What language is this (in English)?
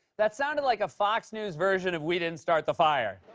English